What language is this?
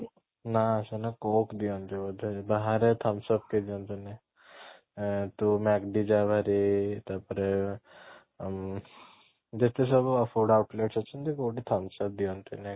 Odia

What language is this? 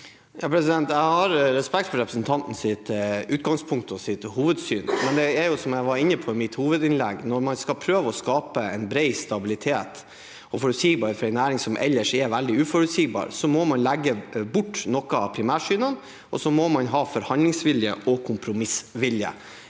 Norwegian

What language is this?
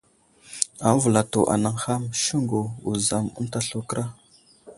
Wuzlam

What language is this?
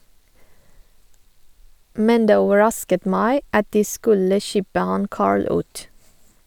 Norwegian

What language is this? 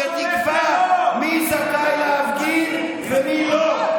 Hebrew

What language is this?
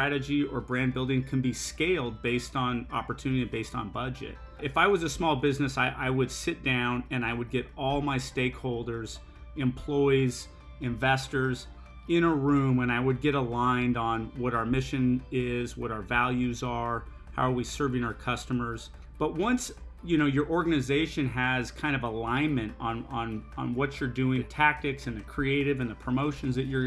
English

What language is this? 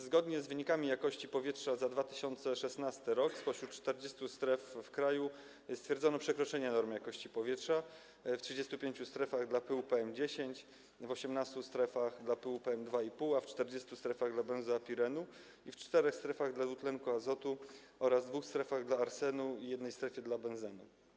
Polish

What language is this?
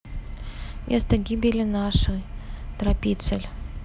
Russian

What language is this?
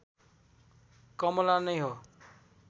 Nepali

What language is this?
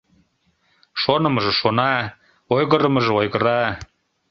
Mari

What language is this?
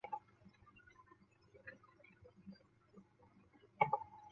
Chinese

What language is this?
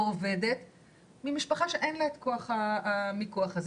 Hebrew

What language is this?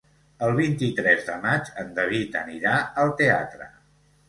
Catalan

